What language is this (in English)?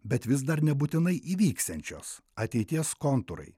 Lithuanian